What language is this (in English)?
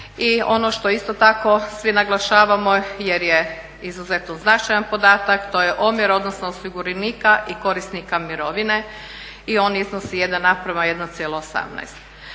Croatian